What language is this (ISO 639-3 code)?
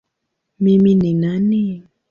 swa